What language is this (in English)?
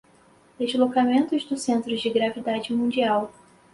Portuguese